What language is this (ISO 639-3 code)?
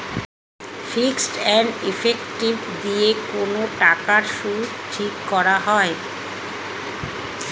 ben